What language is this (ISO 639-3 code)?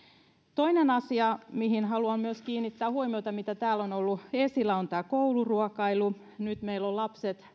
fin